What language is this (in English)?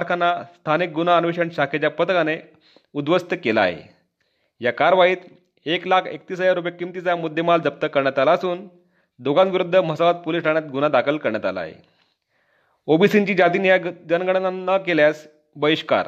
Marathi